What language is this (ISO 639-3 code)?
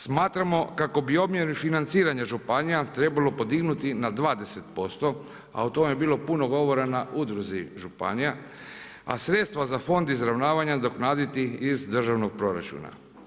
hrv